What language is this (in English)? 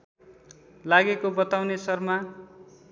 Nepali